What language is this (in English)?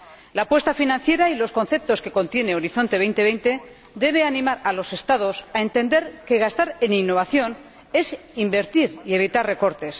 Spanish